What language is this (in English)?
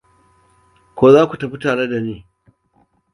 Hausa